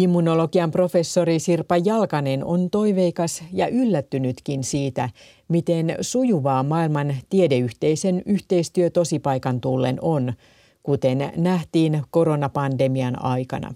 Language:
Finnish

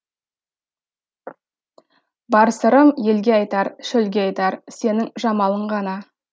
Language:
Kazakh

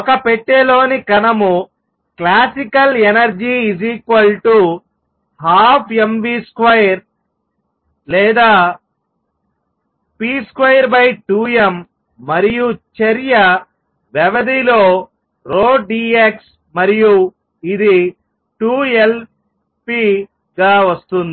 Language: Telugu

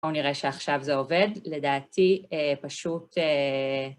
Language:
Hebrew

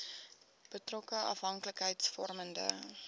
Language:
Afrikaans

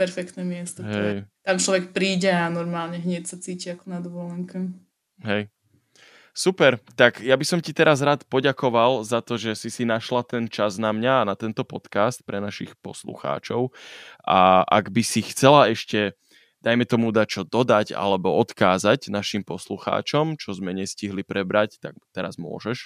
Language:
Slovak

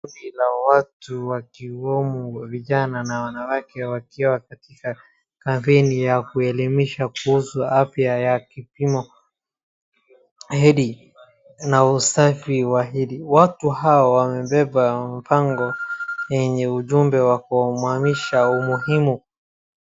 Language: Swahili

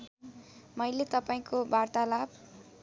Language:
Nepali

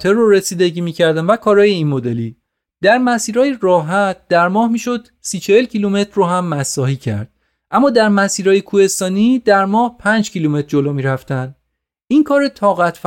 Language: Persian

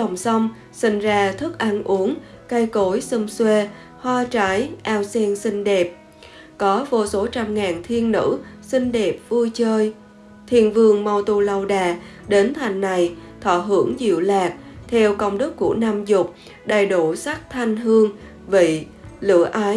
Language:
Vietnamese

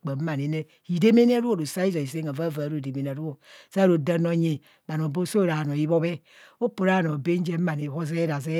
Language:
Kohumono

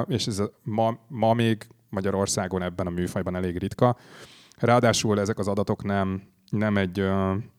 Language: Hungarian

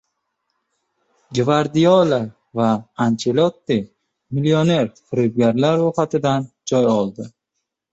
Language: Uzbek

